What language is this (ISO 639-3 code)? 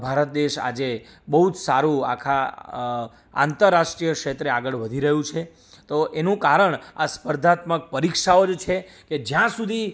guj